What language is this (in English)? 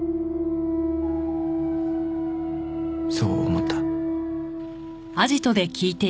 Japanese